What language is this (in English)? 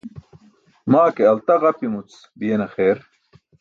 Burushaski